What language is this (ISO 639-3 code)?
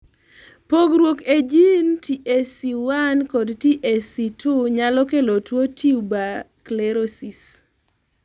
luo